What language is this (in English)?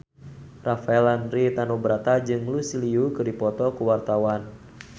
Sundanese